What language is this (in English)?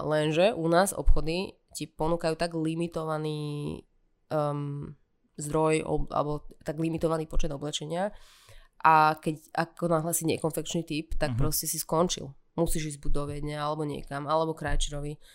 Slovak